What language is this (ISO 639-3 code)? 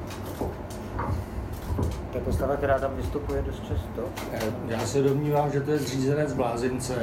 ces